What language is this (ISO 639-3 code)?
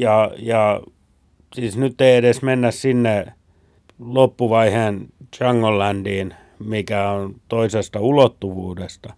fin